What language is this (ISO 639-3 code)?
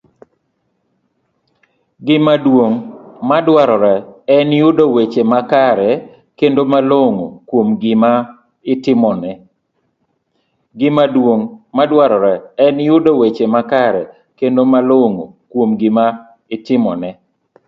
luo